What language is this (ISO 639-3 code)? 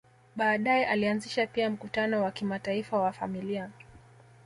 swa